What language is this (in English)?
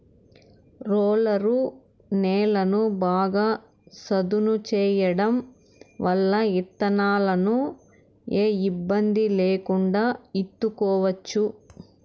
Telugu